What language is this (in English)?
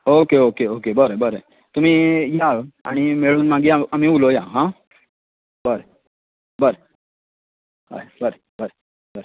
Konkani